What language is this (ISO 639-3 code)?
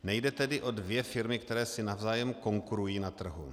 ces